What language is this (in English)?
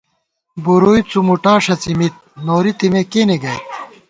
Gawar-Bati